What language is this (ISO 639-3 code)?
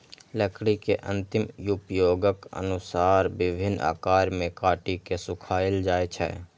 mai